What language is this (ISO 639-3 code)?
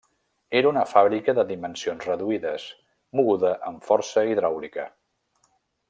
cat